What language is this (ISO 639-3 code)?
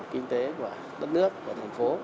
vie